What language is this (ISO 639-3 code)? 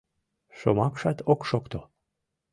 chm